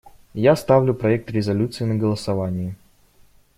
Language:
Russian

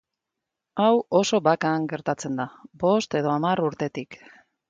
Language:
Basque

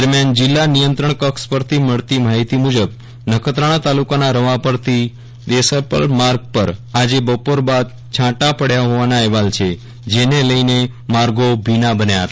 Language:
Gujarati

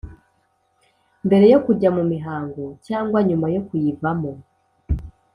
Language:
Kinyarwanda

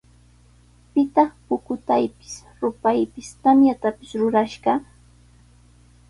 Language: Sihuas Ancash Quechua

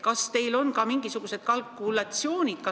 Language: Estonian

